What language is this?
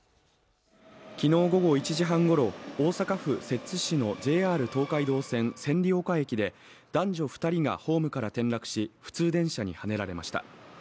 Japanese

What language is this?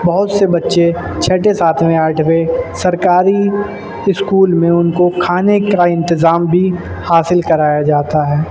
Urdu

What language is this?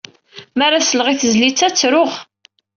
Kabyle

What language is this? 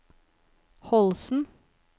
Norwegian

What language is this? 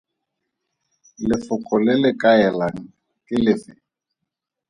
Tswana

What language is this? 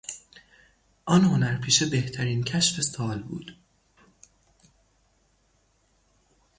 Persian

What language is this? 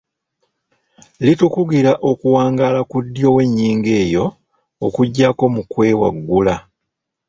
Ganda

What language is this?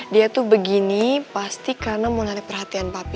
Indonesian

